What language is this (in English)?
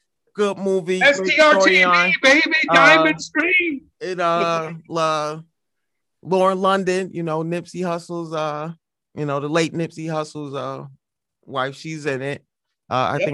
English